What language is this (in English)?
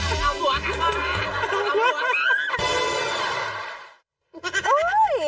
Thai